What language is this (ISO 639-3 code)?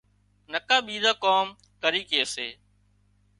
kxp